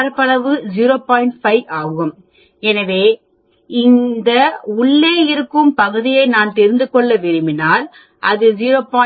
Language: Tamil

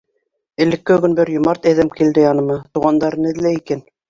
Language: Bashkir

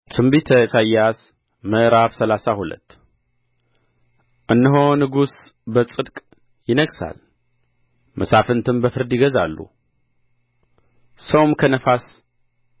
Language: Amharic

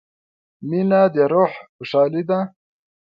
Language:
Pashto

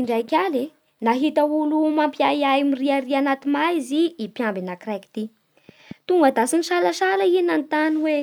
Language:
Bara Malagasy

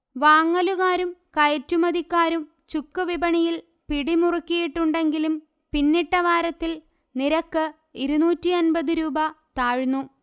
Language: Malayalam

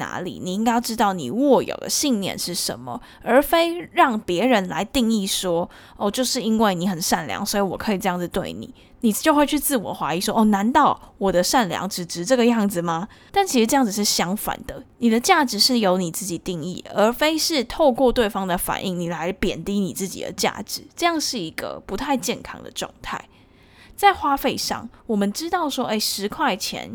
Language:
Chinese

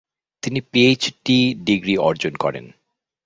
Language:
Bangla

